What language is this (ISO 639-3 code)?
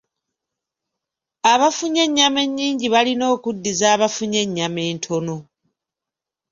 lug